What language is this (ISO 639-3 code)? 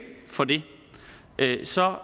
dan